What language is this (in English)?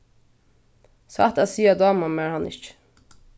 Faroese